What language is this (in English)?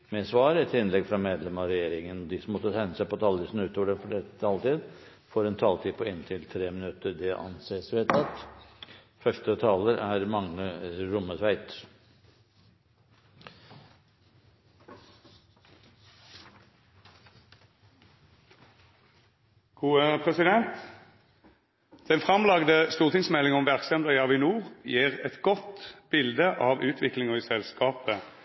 Norwegian